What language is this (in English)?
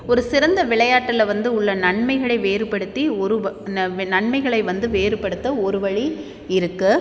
Tamil